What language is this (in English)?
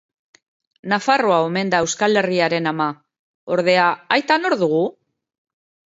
Basque